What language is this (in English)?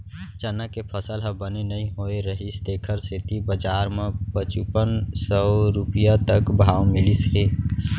Chhattisgarhi